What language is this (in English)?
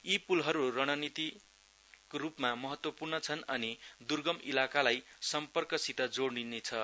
Nepali